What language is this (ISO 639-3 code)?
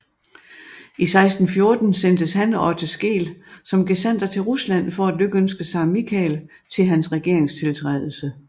dan